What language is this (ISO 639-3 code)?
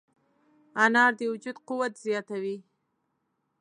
pus